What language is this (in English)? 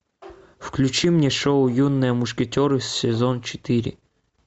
Russian